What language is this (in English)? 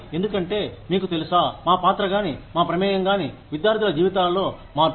Telugu